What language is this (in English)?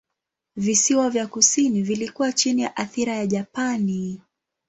Swahili